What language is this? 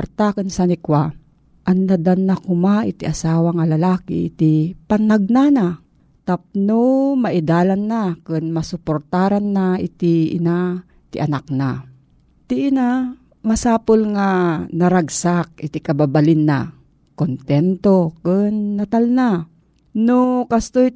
Filipino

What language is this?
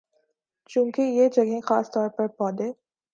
Urdu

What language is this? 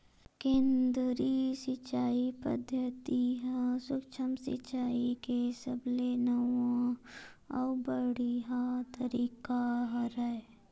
Chhattisgarhi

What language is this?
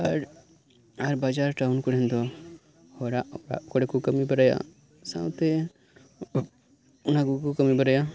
Santali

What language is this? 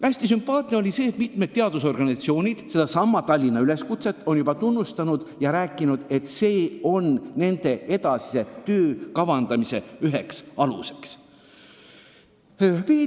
Estonian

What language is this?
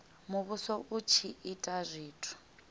Venda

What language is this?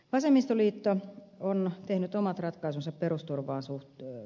Finnish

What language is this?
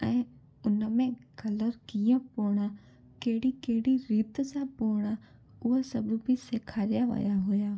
Sindhi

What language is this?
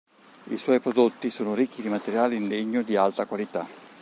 Italian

